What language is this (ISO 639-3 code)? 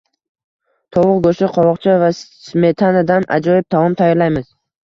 uzb